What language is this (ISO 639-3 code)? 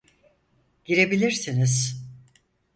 tur